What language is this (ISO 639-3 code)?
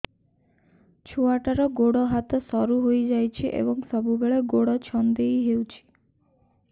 ori